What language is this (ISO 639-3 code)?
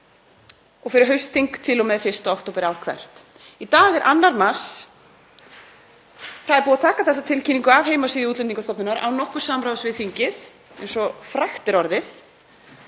isl